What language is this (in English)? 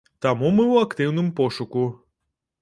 Belarusian